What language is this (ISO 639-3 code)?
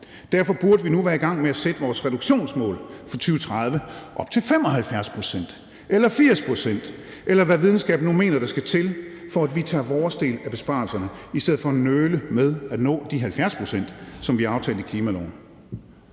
dan